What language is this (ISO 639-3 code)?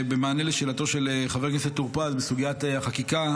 heb